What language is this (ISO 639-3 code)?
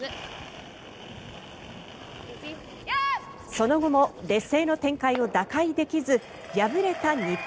jpn